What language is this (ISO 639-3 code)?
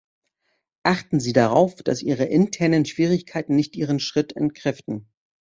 deu